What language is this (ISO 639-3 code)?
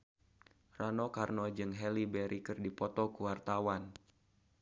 sun